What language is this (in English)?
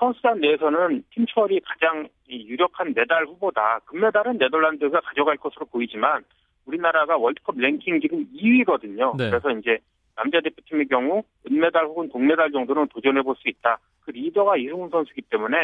Korean